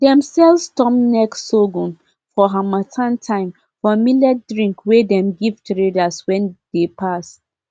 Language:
Nigerian Pidgin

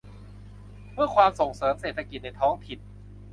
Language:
Thai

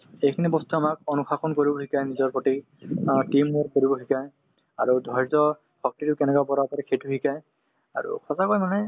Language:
Assamese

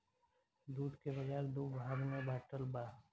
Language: Bhojpuri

